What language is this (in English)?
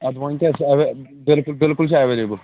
Kashmiri